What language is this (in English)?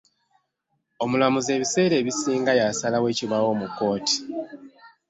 Ganda